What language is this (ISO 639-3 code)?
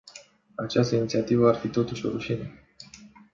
ron